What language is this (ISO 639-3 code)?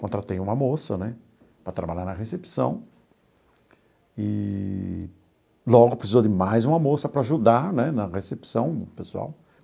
por